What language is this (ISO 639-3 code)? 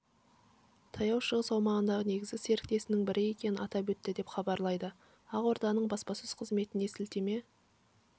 kaz